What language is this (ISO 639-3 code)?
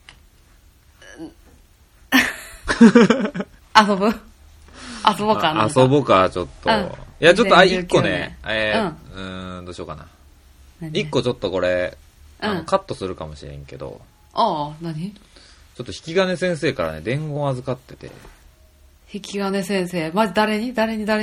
jpn